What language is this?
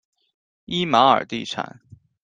Chinese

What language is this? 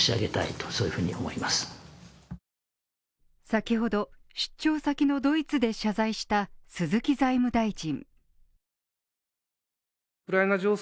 Japanese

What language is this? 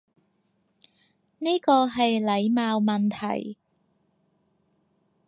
Cantonese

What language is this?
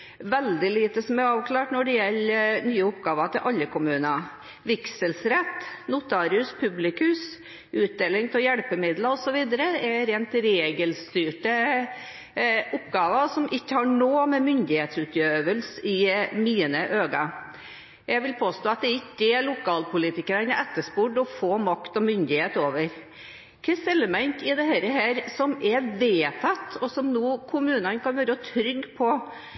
Norwegian Bokmål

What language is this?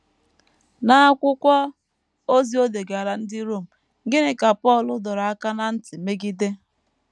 Igbo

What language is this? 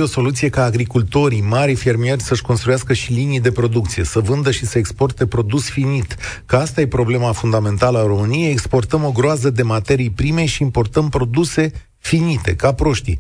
Romanian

